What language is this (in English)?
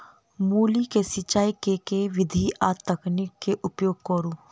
Maithili